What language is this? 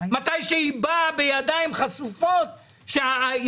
Hebrew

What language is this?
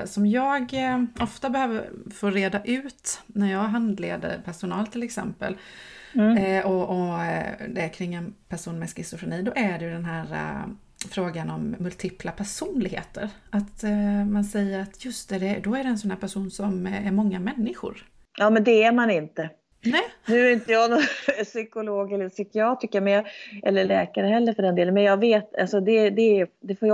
Swedish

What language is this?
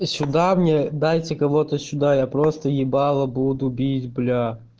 Russian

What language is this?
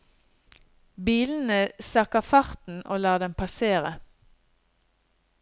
Norwegian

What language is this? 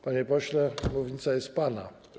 Polish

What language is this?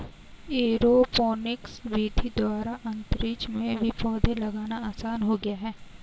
Hindi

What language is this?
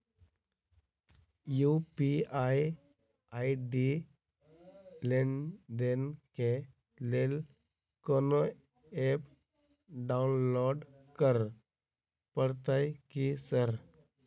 Maithili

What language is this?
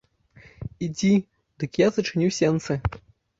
Belarusian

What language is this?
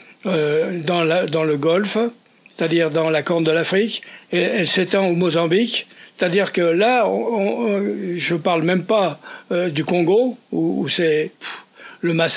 French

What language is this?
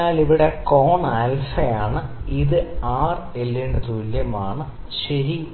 Malayalam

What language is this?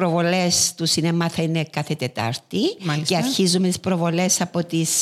Greek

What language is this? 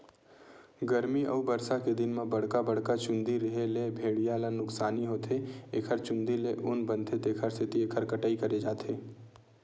Chhattisgarhi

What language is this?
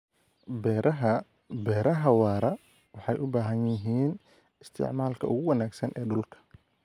Somali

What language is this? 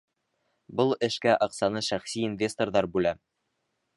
Bashkir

